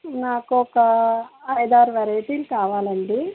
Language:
Telugu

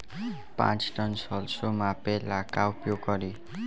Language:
Bhojpuri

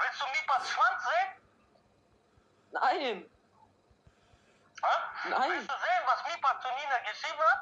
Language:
German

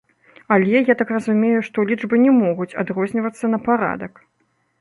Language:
Belarusian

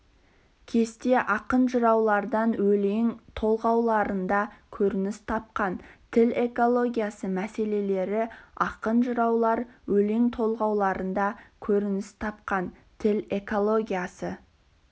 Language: Kazakh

